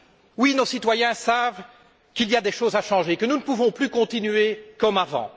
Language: French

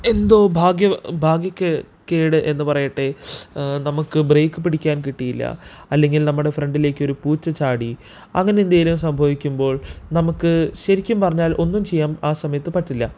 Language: Malayalam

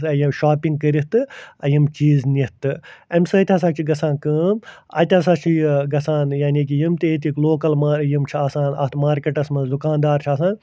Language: Kashmiri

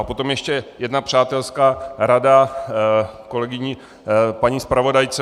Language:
Czech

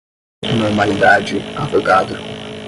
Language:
Portuguese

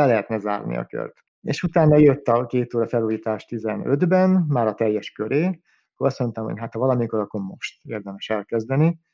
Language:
Hungarian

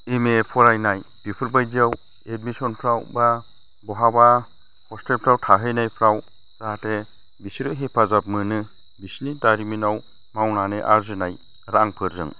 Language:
Bodo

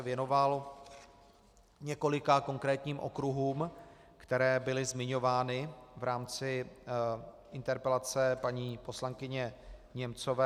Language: Czech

